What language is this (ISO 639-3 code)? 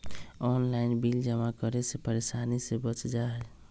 mag